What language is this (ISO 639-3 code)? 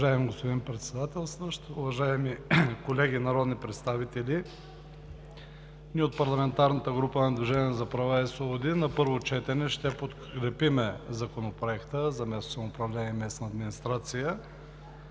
bul